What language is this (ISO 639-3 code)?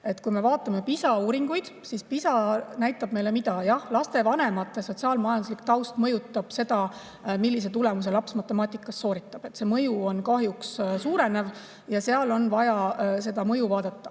est